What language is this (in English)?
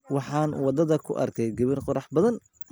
Somali